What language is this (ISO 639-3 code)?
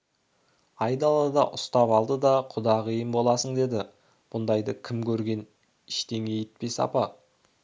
kaz